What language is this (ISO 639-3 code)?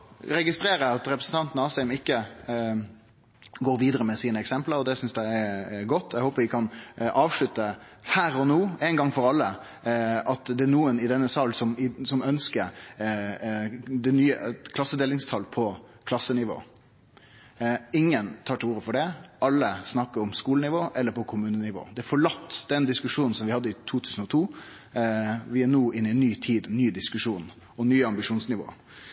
nno